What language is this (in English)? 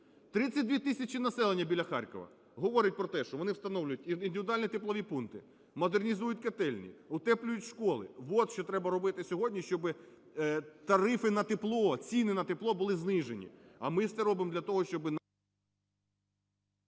Ukrainian